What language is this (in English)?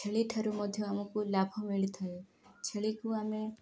Odia